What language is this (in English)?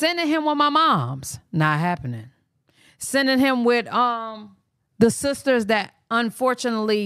English